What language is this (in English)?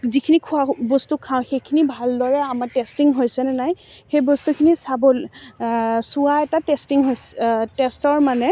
Assamese